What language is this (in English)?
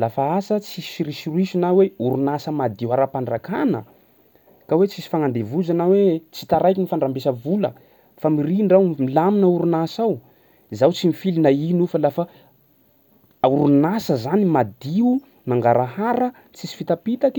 Sakalava Malagasy